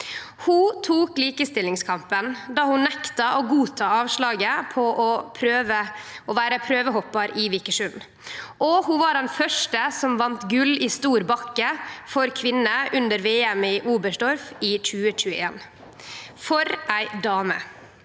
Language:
Norwegian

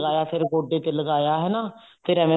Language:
Punjabi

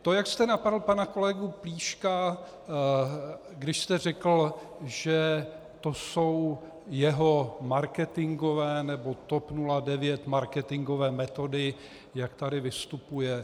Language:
Czech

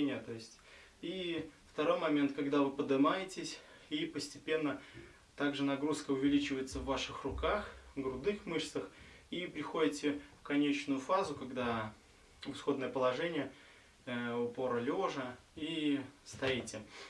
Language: Russian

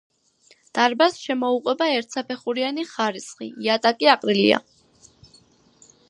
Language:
Georgian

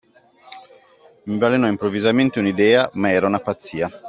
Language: Italian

